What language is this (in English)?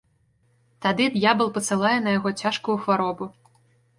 Belarusian